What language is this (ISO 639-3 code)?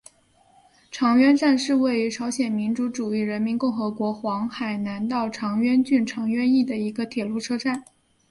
zho